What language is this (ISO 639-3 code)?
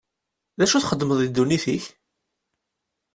kab